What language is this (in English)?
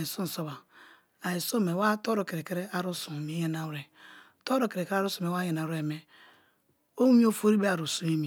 Kalabari